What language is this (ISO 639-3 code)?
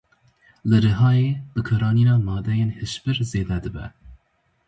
kur